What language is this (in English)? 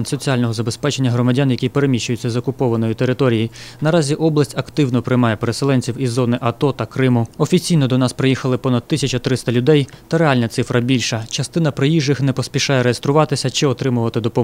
Ukrainian